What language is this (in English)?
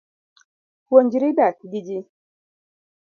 Luo (Kenya and Tanzania)